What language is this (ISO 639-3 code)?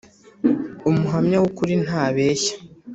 kin